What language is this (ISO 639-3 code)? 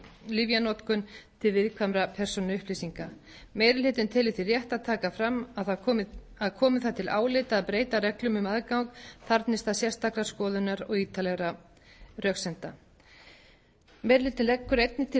isl